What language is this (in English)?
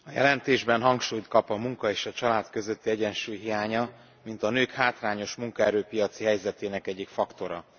Hungarian